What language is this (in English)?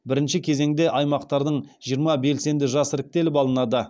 Kazakh